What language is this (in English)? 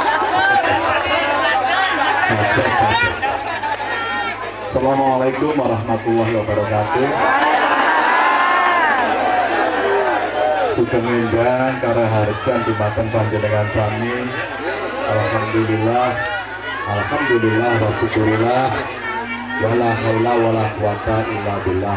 Indonesian